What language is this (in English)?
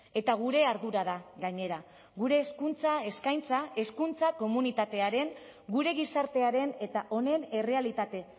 Basque